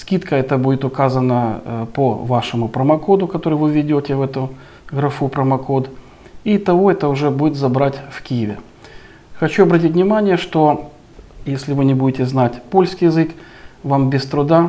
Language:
Russian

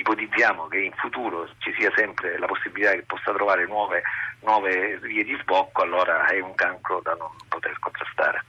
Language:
Italian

